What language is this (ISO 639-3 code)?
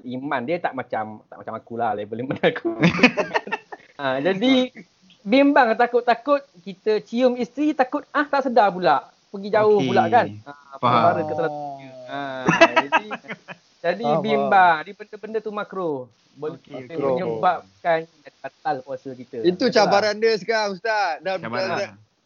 msa